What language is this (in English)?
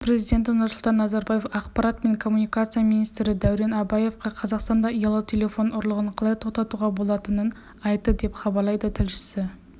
Kazakh